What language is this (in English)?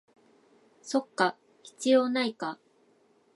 Japanese